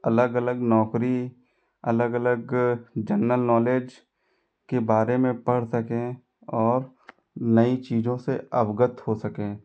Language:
Hindi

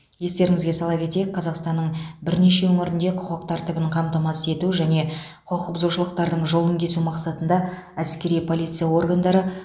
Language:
Kazakh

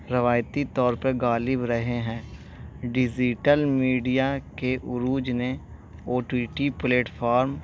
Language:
Urdu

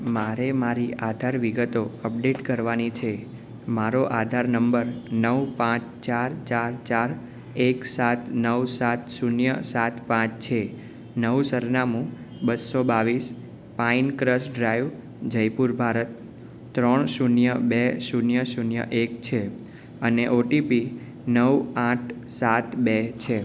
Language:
Gujarati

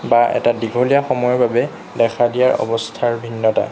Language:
Assamese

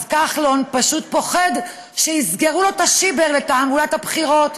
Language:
Hebrew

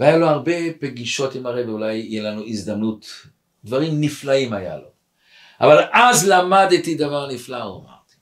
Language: Hebrew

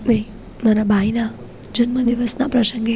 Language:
Gujarati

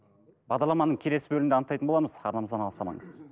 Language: Kazakh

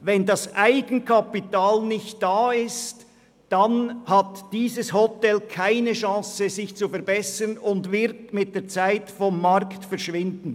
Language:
Swiss German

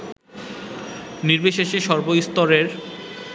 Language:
Bangla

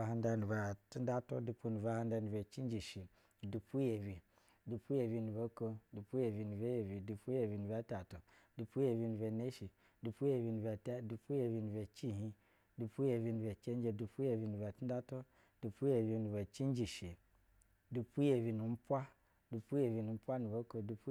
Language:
Basa (Nigeria)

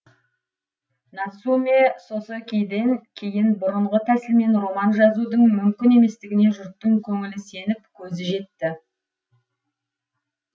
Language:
Kazakh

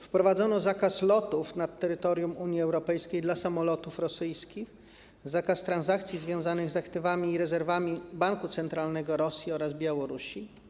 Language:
Polish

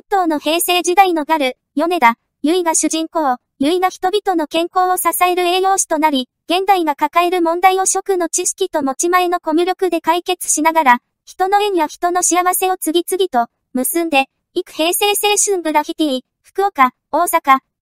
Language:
Japanese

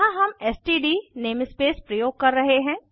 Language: Hindi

